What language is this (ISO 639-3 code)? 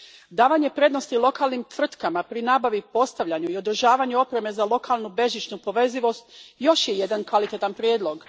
hrv